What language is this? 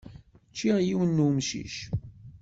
Kabyle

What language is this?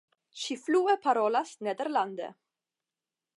Esperanto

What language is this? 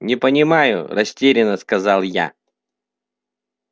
Russian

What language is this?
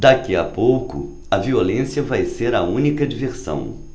Portuguese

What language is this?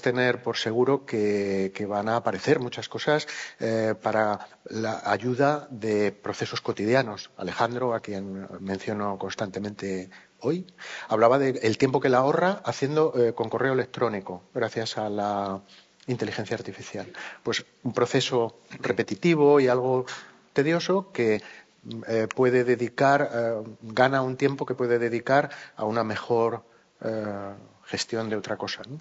Spanish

